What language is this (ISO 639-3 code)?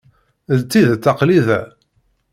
kab